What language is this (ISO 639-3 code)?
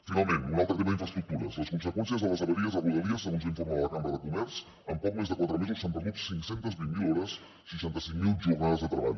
cat